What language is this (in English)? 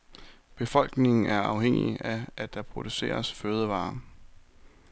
Danish